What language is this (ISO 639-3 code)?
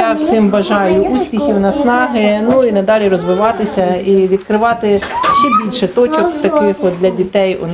ukr